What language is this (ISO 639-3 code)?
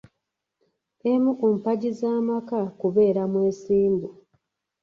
lug